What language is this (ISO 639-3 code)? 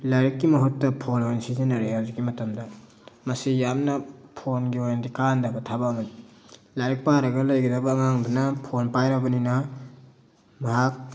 mni